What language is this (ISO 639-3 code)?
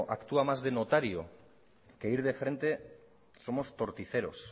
spa